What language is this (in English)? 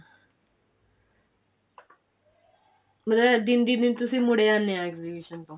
Punjabi